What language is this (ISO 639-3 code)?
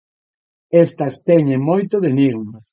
glg